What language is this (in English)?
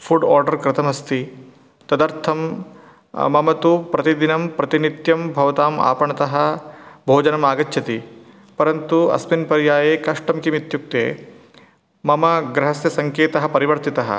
Sanskrit